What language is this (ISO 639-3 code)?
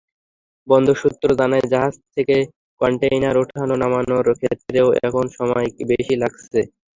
ben